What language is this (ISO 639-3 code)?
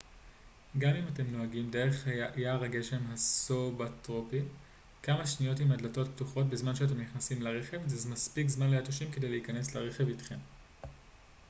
heb